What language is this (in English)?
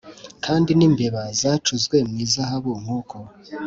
Kinyarwanda